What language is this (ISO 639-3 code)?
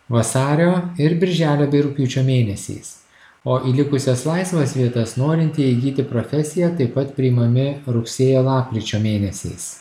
lit